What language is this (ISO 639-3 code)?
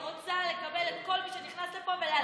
heb